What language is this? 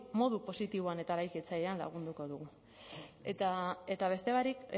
Basque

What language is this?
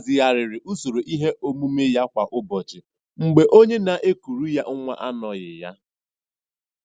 Igbo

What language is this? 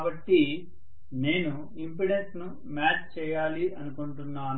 Telugu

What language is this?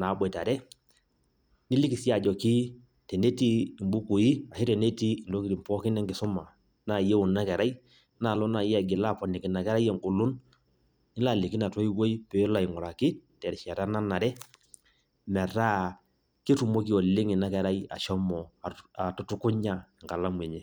Masai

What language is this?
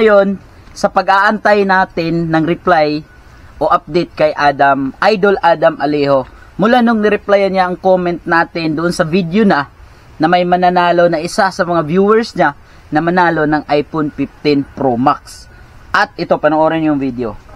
Filipino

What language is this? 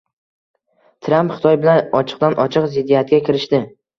Uzbek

